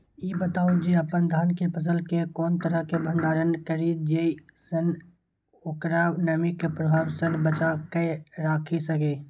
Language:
Maithili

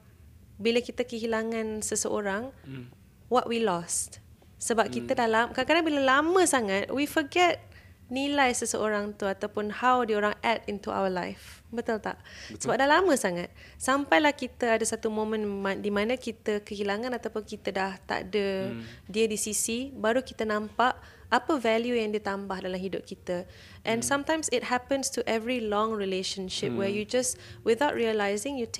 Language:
Malay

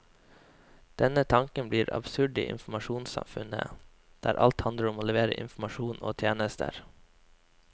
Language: Norwegian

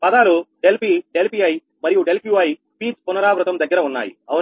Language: Telugu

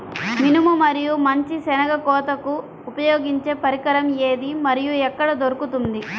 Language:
Telugu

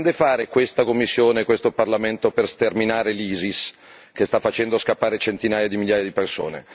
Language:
Italian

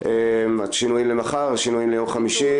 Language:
Hebrew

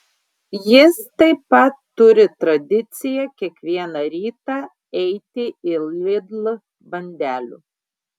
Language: Lithuanian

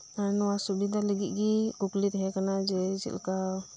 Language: Santali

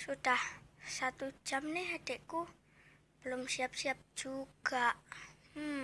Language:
Indonesian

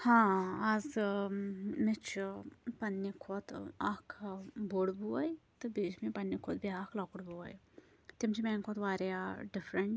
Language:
Kashmiri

